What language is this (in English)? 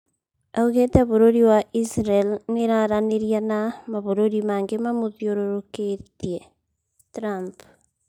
Kikuyu